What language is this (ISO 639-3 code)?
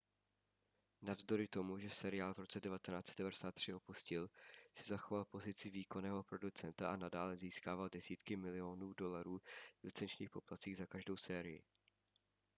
ces